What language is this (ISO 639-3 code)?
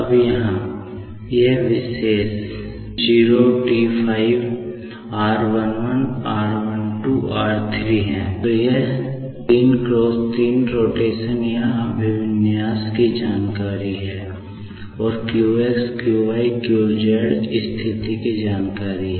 hin